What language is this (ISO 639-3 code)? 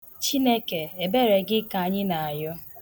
ibo